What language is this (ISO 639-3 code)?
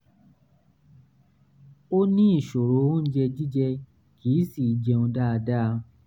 yor